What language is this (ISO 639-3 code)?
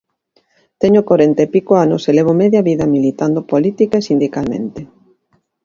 glg